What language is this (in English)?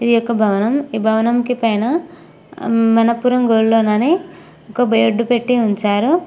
Telugu